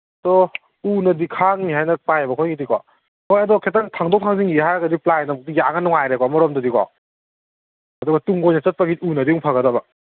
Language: Manipuri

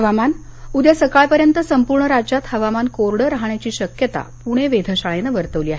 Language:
Marathi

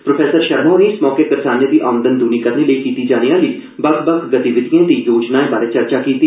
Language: Dogri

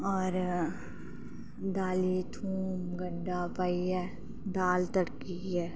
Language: Dogri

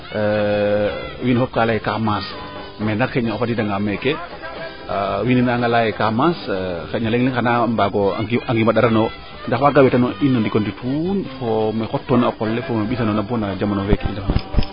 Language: Serer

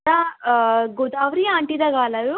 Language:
Sindhi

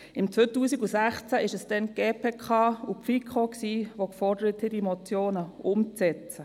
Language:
Swiss German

